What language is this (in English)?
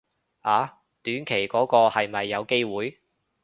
Cantonese